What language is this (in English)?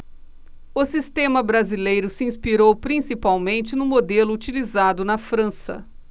Portuguese